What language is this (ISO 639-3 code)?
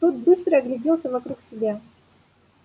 rus